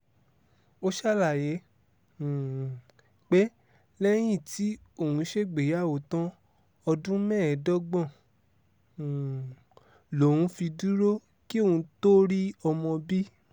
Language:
Yoruba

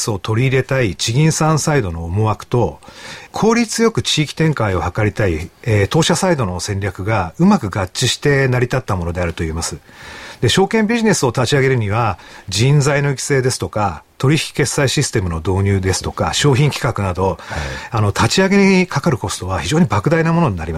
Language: Japanese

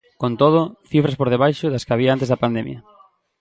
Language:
Galician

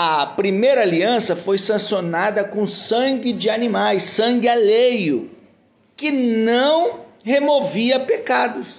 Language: Portuguese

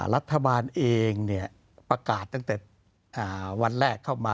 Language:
Thai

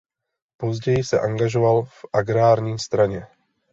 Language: Czech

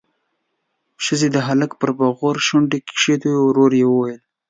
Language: Pashto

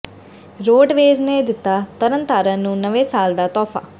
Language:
Punjabi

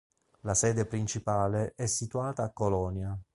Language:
Italian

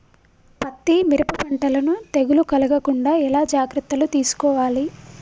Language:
Telugu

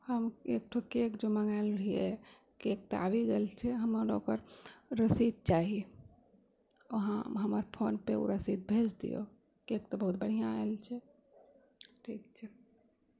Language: Maithili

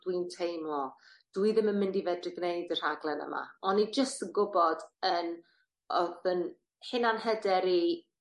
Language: Welsh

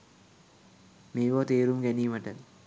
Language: Sinhala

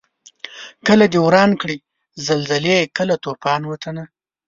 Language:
Pashto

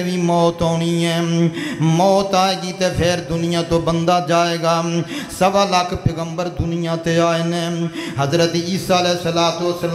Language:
Romanian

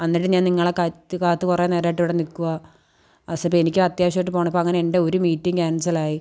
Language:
Malayalam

